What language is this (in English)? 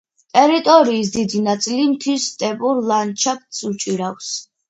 Georgian